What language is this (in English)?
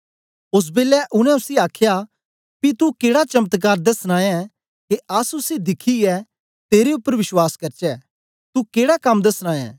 Dogri